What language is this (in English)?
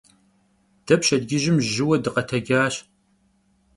Kabardian